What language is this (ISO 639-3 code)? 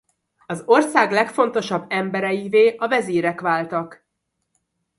hun